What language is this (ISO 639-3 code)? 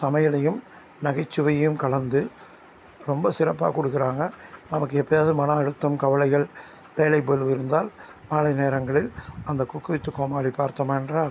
tam